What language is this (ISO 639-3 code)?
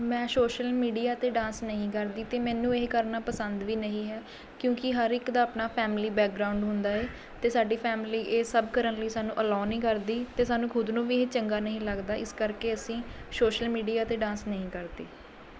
pan